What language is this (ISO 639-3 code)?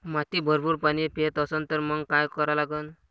mar